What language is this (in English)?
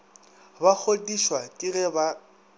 Northern Sotho